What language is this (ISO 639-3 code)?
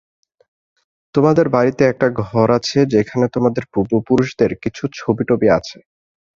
ben